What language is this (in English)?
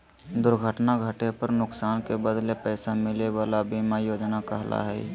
Magahi